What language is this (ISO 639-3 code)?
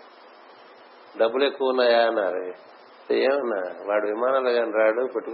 tel